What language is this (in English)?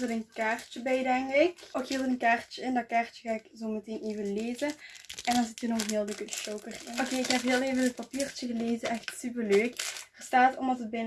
Dutch